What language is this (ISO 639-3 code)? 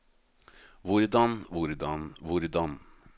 nor